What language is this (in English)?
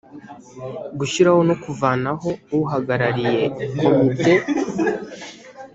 Kinyarwanda